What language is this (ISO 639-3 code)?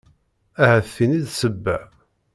kab